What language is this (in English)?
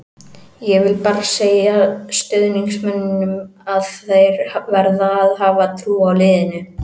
Icelandic